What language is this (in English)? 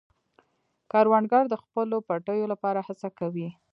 Pashto